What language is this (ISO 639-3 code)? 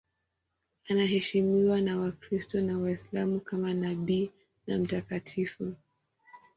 swa